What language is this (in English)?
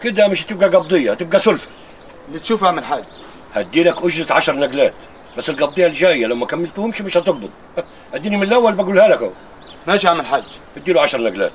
Arabic